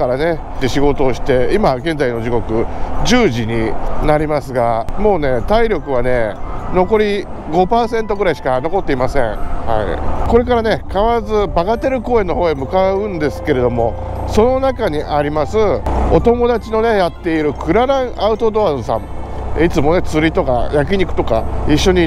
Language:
Japanese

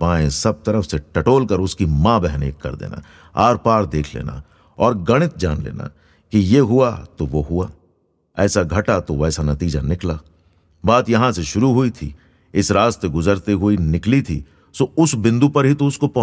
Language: Hindi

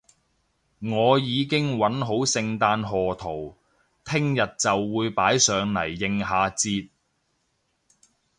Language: Cantonese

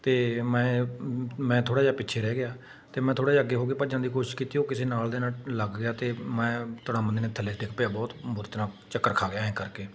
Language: Punjabi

